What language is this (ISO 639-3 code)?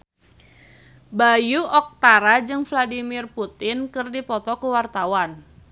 sun